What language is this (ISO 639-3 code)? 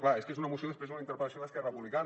cat